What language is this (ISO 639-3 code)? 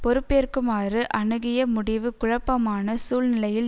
tam